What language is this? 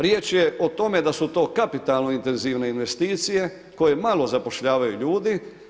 Croatian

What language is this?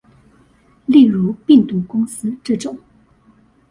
Chinese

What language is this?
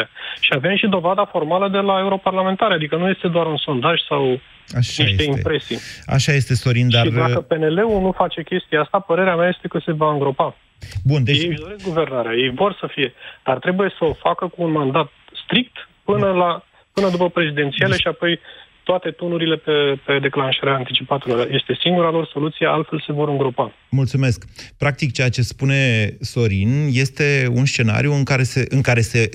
Romanian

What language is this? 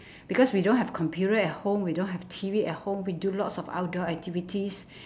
English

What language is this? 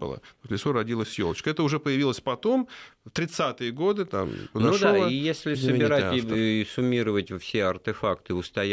Russian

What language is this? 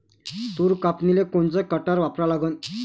Marathi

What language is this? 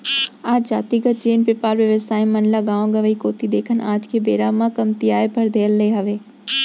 Chhattisgarhi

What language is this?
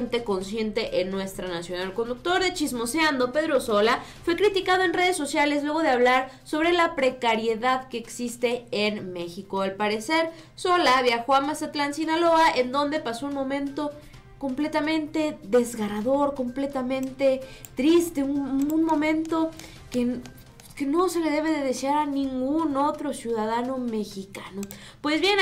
Spanish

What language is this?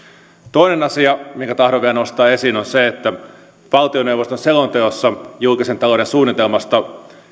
Finnish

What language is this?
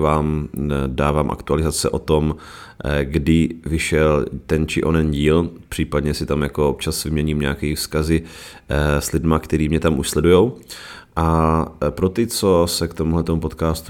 Czech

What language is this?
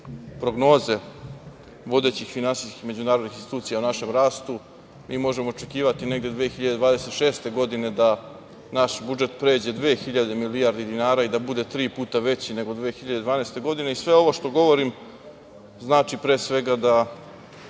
Serbian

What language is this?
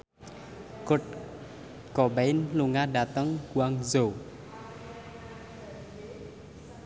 Javanese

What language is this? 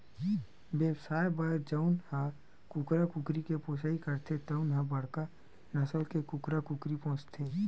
Chhattisgarhi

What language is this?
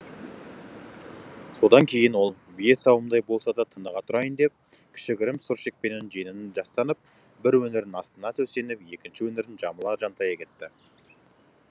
Kazakh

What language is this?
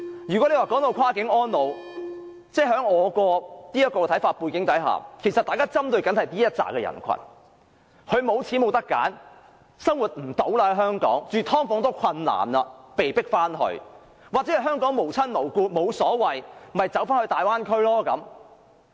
Cantonese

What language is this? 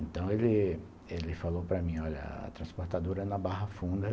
Portuguese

